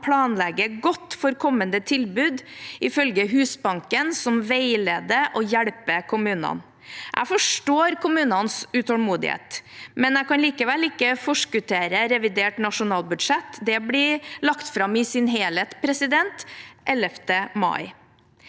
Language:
Norwegian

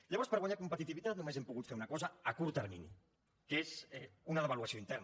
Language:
Catalan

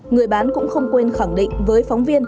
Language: Vietnamese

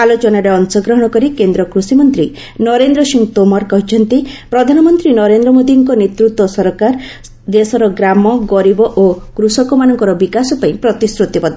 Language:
Odia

